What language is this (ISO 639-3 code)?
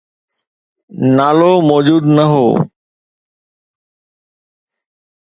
snd